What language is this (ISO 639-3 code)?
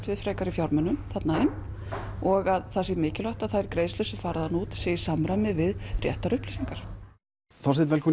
isl